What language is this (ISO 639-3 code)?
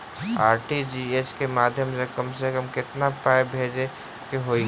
mai